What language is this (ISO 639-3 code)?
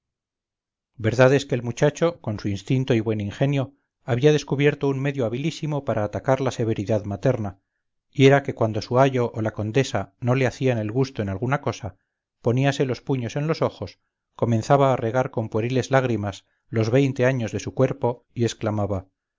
spa